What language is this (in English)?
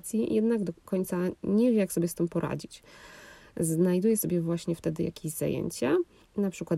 Polish